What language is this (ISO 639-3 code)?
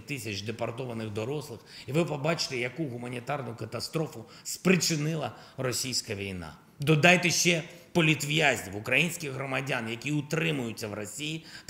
ukr